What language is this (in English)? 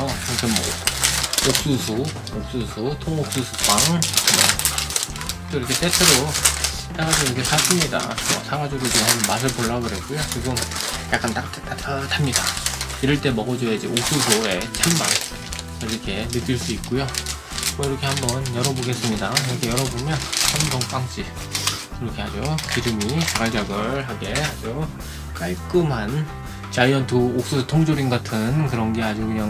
Korean